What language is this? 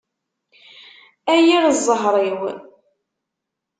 Kabyle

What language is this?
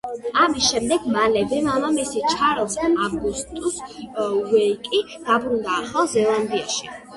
Georgian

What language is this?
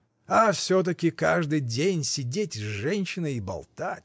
Russian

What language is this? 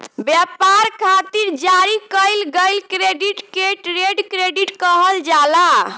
Bhojpuri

